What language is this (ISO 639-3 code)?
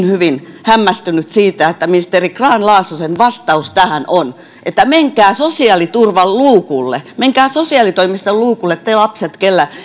fin